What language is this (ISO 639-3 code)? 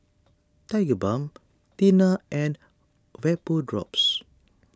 eng